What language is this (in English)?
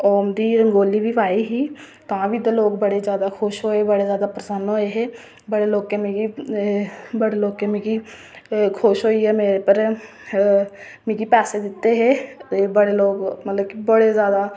Dogri